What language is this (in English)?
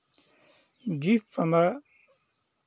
Hindi